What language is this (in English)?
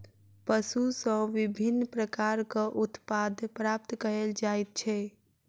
Maithili